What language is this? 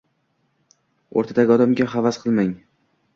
Uzbek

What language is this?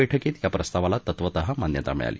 Marathi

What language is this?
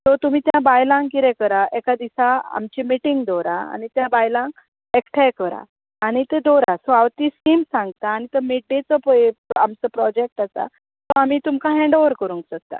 Konkani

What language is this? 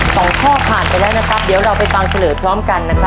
Thai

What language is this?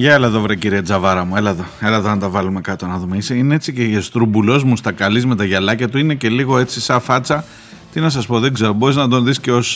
Greek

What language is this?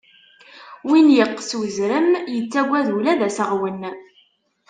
Kabyle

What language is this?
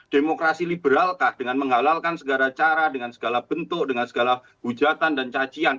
Indonesian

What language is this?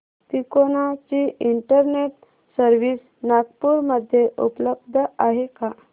Marathi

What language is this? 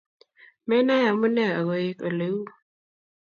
Kalenjin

